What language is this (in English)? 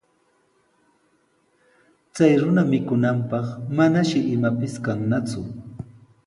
Sihuas Ancash Quechua